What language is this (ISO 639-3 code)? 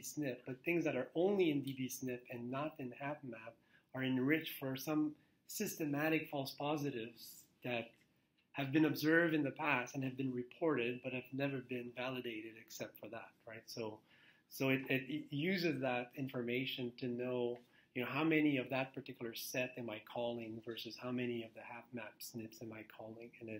eng